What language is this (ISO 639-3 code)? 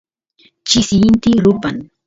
qus